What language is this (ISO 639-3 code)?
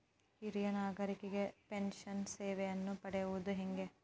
kan